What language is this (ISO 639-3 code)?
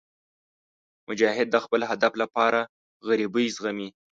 pus